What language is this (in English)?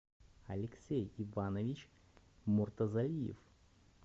Russian